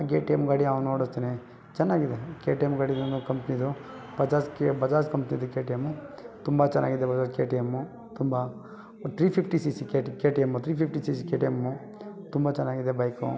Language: Kannada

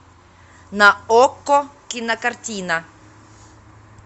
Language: Russian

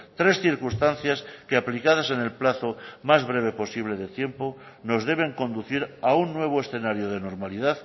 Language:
Spanish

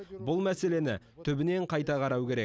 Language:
Kazakh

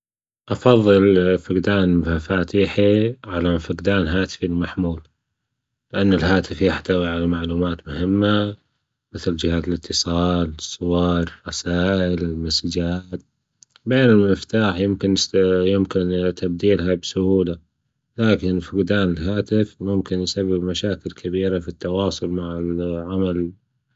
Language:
Gulf Arabic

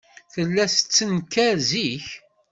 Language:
Kabyle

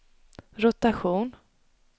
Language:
Swedish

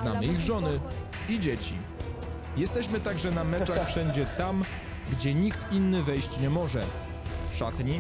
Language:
Polish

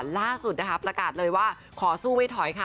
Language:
Thai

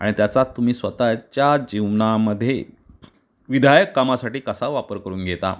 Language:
Marathi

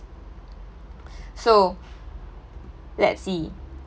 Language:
English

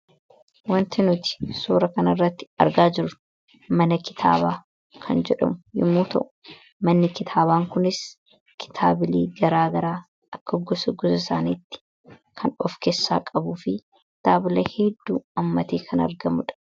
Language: Oromo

